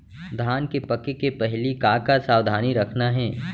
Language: Chhattisgarhi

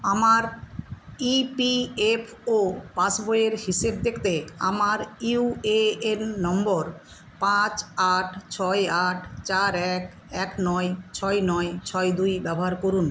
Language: Bangla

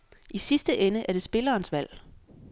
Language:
Danish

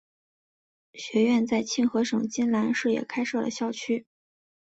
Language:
Chinese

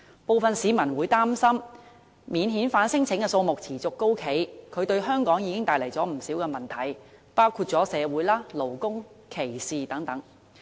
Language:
Cantonese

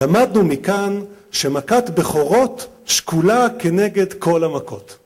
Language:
Hebrew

